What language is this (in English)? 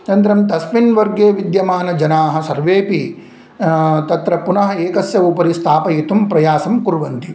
Sanskrit